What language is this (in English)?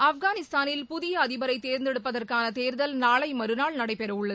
Tamil